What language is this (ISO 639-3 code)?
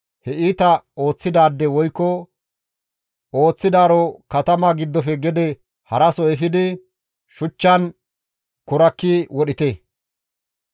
gmv